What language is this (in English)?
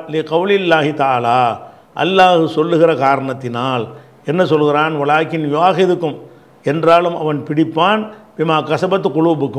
Italian